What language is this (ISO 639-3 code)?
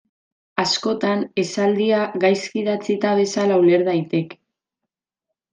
eus